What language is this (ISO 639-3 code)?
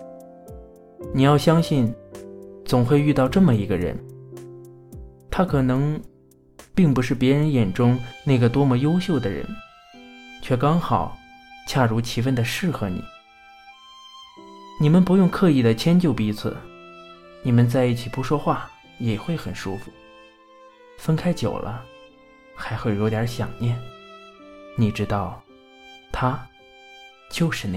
zho